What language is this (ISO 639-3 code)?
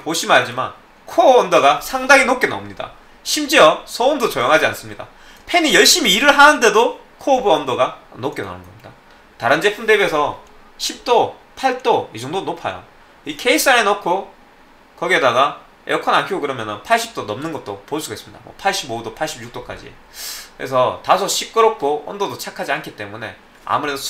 kor